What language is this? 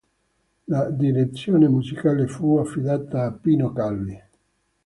Italian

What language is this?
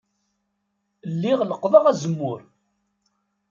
Kabyle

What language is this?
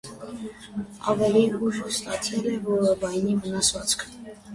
Armenian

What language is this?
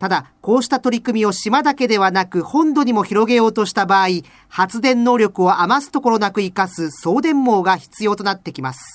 Japanese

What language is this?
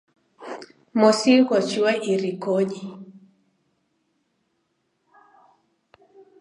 Taita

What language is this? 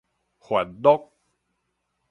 Min Nan Chinese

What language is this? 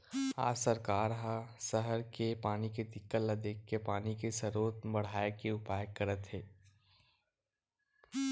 Chhattisgarhi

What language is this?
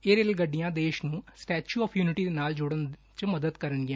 Punjabi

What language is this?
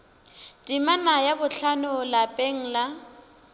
Northern Sotho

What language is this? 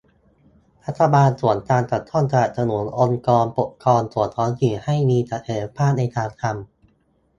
Thai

